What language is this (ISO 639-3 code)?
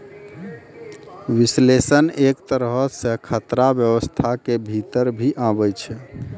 mai